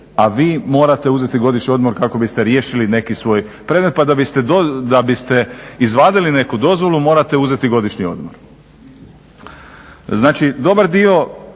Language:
Croatian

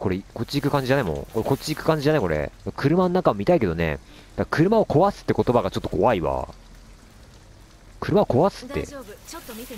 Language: Japanese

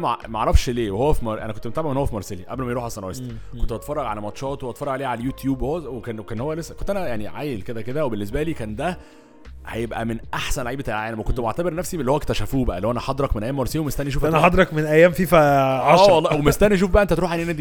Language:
Arabic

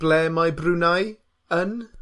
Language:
Welsh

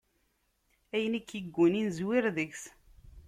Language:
Kabyle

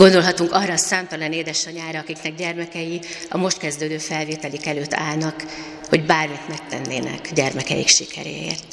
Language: Hungarian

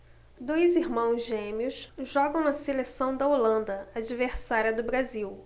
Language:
Portuguese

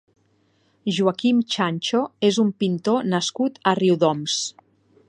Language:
Catalan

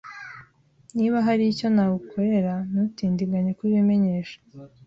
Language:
Kinyarwanda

